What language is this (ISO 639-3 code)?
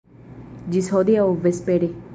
epo